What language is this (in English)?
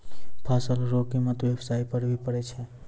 Maithili